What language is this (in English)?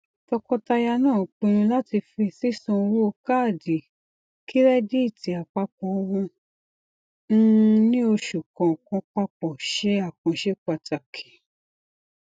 Yoruba